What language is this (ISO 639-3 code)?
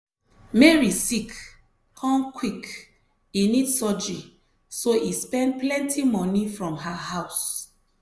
pcm